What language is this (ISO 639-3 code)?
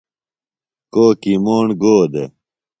phl